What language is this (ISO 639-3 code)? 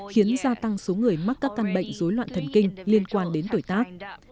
vie